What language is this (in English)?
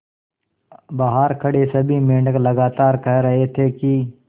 Hindi